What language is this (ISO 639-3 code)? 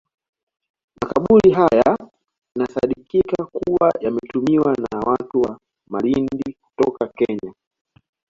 swa